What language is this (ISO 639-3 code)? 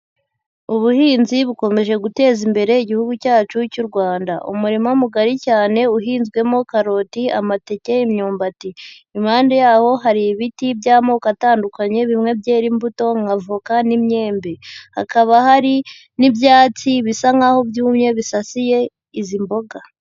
kin